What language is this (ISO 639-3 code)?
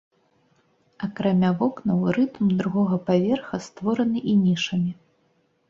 bel